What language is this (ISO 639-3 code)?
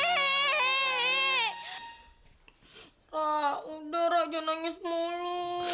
ind